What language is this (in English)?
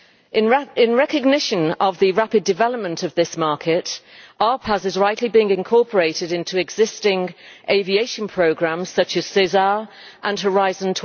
English